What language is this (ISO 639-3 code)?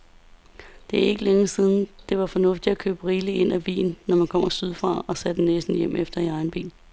dan